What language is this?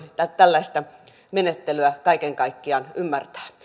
Finnish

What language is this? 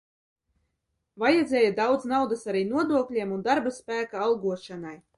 Latvian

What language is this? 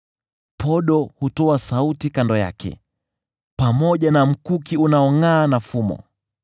Swahili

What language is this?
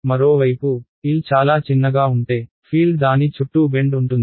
Telugu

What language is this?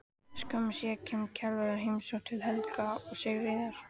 Icelandic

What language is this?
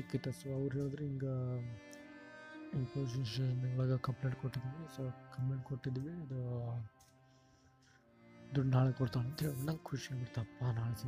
Kannada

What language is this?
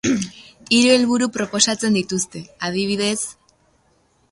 Basque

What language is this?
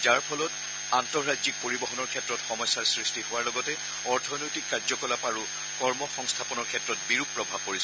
Assamese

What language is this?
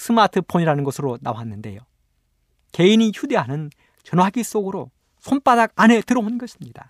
Korean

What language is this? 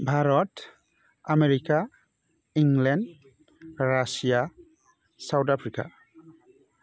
Bodo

